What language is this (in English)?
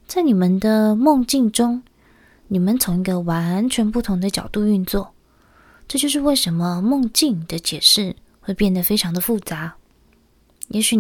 Chinese